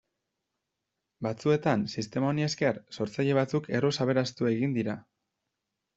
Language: Basque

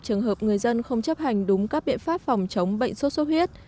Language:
Vietnamese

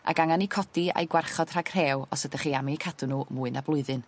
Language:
Welsh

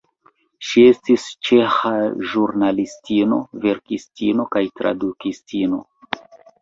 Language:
Esperanto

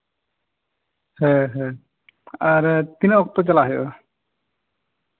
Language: Santali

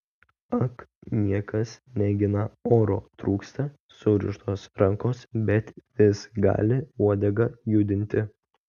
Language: Lithuanian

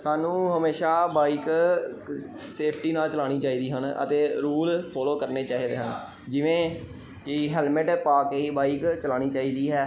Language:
Punjabi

